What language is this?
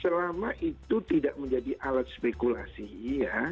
Indonesian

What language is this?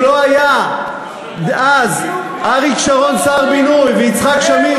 Hebrew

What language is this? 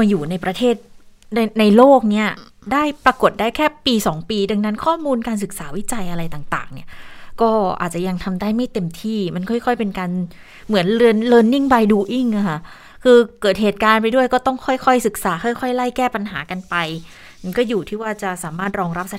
Thai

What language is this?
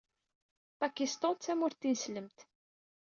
Kabyle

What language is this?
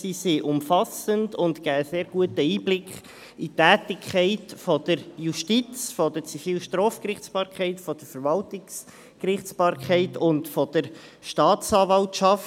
Swiss German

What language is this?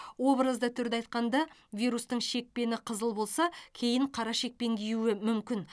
Kazakh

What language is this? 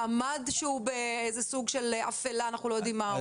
Hebrew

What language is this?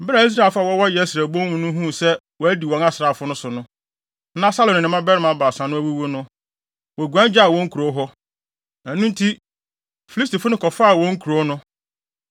Akan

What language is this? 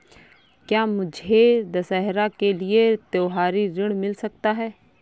Hindi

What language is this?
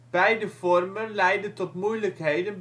Dutch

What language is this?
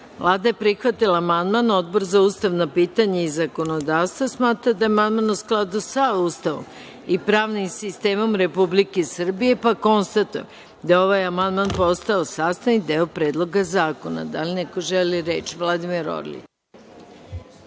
Serbian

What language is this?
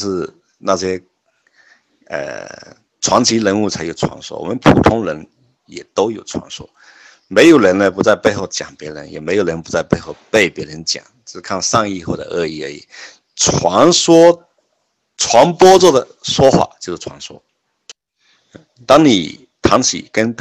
Chinese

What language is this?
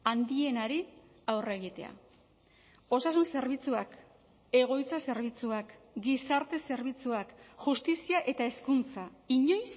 Basque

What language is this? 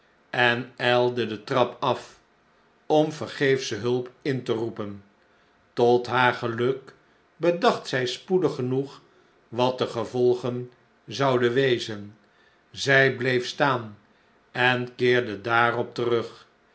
Dutch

